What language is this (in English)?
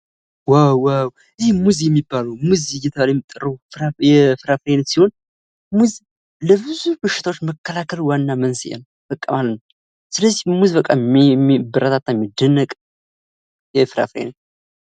Amharic